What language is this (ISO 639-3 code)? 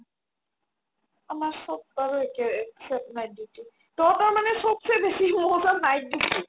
asm